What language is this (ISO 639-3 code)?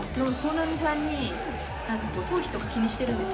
jpn